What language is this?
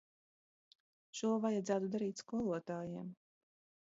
Latvian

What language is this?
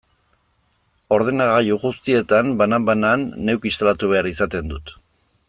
Basque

